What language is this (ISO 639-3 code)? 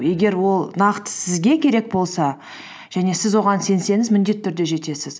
kaz